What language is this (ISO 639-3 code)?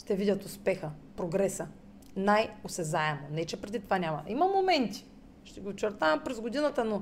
bul